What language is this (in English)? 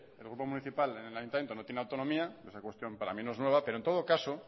Spanish